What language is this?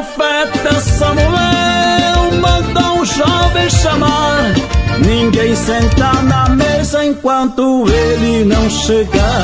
Portuguese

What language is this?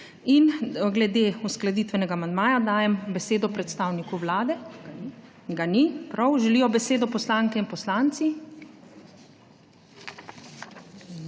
Slovenian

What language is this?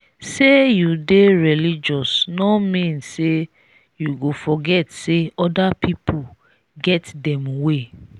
Nigerian Pidgin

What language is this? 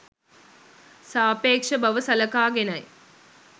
Sinhala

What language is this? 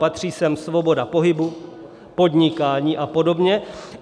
Czech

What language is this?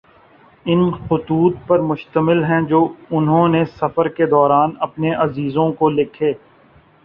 Urdu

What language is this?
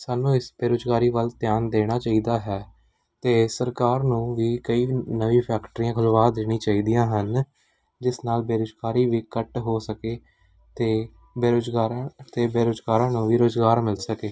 Punjabi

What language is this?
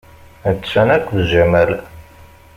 Kabyle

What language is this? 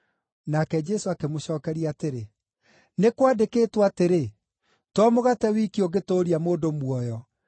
Kikuyu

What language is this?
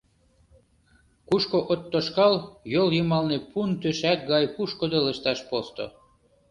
Mari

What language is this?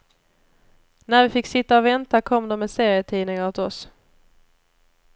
Swedish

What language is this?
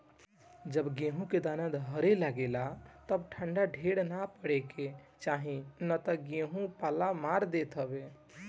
Bhojpuri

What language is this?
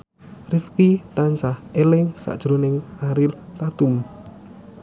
Javanese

